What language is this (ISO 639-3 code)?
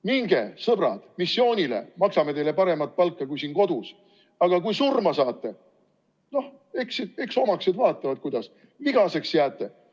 est